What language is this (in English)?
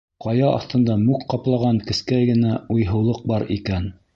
Bashkir